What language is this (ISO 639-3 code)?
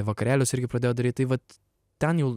lit